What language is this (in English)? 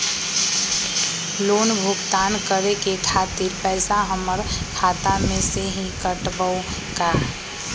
Magahi